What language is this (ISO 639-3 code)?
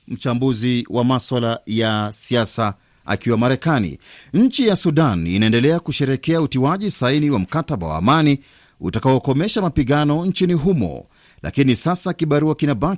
swa